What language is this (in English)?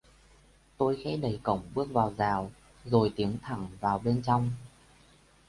Vietnamese